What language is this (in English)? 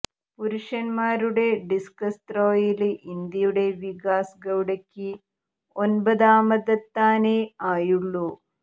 Malayalam